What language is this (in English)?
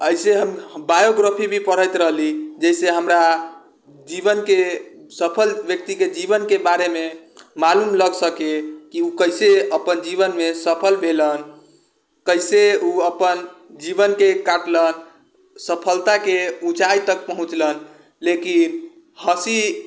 Maithili